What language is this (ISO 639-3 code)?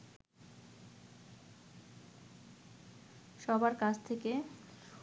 ben